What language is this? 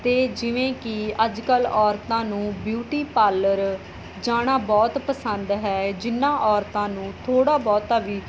Punjabi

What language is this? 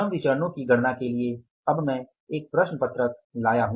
Hindi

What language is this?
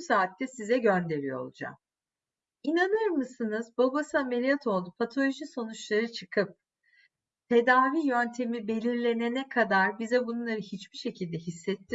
Turkish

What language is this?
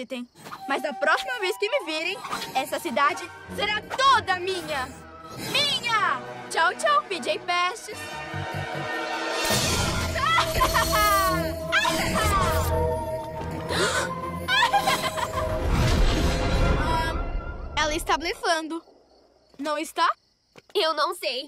Portuguese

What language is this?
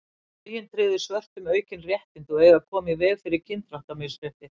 Icelandic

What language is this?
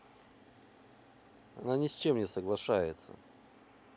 Russian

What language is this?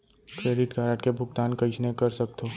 Chhattisgarhi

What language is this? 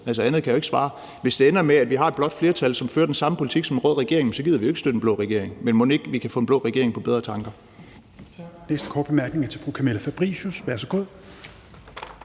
Danish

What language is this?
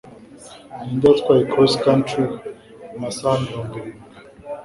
Kinyarwanda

